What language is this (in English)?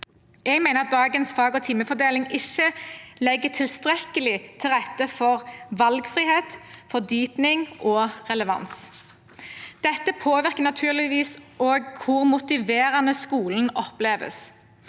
Norwegian